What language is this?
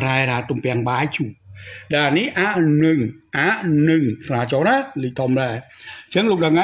Thai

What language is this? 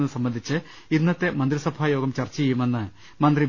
Malayalam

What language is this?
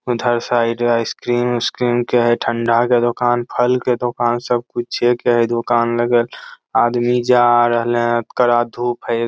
Magahi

